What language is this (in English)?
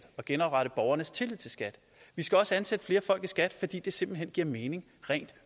Danish